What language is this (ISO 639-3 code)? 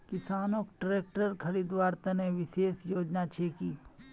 mag